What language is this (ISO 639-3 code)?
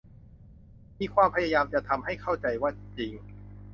tha